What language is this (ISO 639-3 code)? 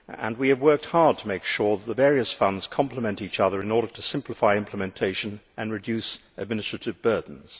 eng